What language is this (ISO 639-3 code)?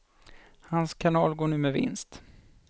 swe